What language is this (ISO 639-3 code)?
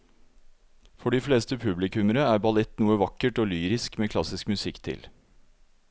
nor